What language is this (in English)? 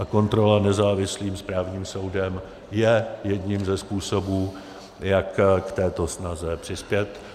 Czech